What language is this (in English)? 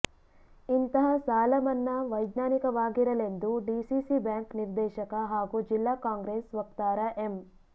Kannada